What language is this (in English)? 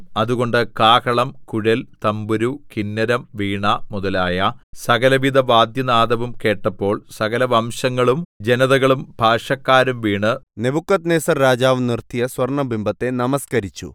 Malayalam